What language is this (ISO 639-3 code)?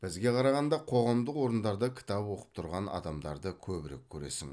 kaz